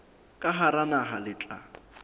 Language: Southern Sotho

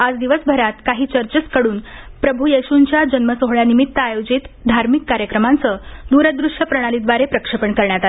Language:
Marathi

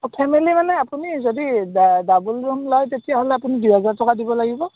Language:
Assamese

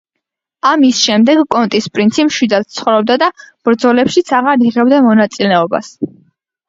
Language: Georgian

